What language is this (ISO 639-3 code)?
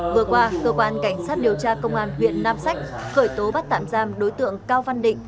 vie